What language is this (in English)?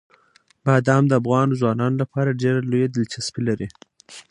Pashto